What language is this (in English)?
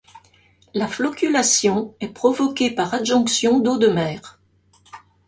French